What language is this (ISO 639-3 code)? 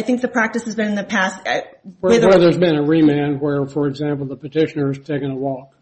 eng